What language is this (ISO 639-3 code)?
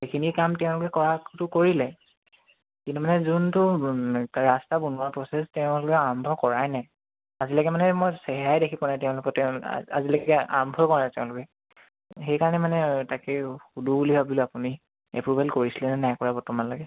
asm